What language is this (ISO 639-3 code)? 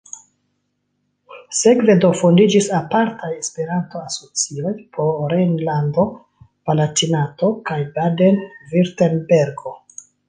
epo